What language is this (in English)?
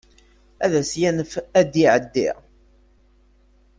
Kabyle